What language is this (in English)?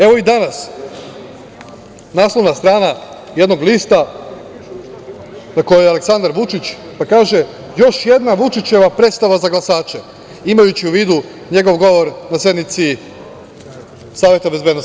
Serbian